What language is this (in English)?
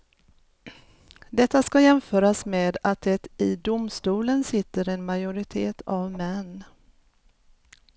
Swedish